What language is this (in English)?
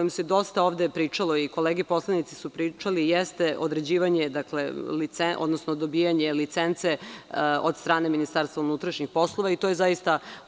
Serbian